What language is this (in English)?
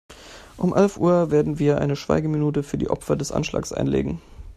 German